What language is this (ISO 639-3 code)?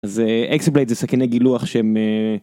heb